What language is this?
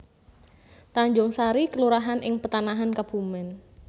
Javanese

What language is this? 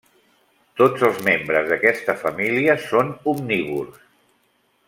Catalan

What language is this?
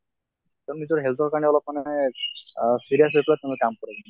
Assamese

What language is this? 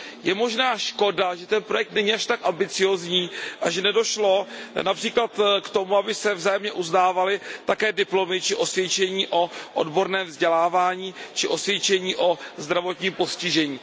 Czech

